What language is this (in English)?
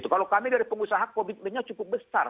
Indonesian